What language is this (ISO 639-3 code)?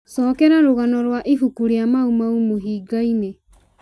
kik